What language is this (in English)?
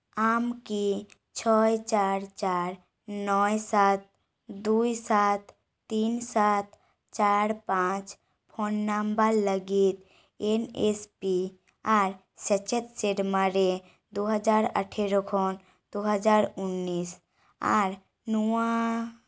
Santali